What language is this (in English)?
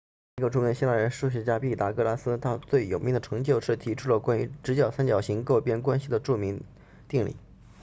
Chinese